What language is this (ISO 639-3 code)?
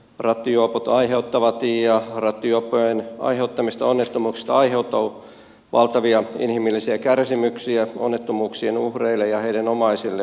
fin